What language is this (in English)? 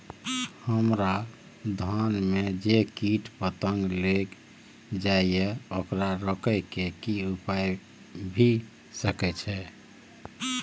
Maithili